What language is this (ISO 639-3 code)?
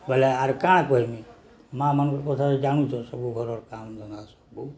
ori